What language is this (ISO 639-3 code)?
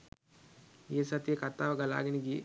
sin